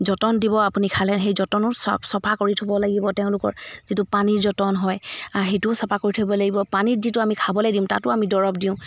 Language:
Assamese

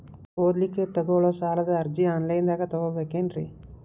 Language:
Kannada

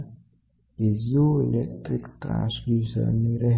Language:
Gujarati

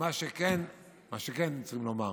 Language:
Hebrew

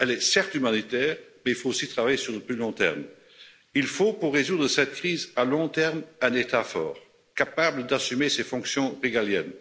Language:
French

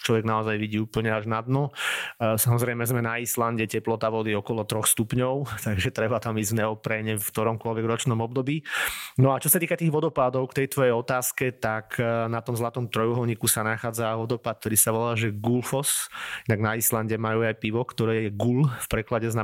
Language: Slovak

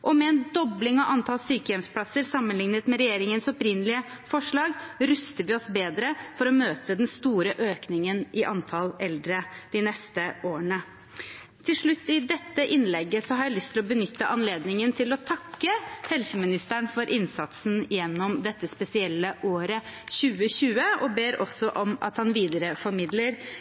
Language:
Norwegian Bokmål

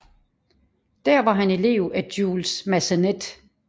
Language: Danish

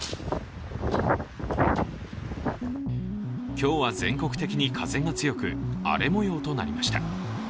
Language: Japanese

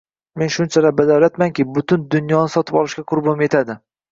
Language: Uzbek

